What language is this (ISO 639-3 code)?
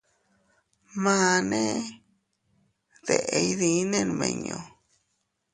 cut